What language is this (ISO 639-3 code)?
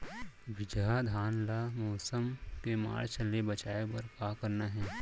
hne